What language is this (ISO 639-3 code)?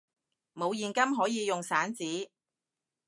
yue